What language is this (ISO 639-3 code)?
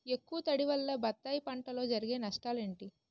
tel